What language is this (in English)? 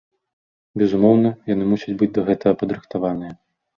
Belarusian